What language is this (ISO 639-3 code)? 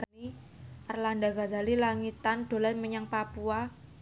jav